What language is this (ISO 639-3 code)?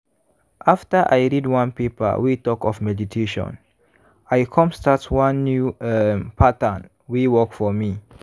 pcm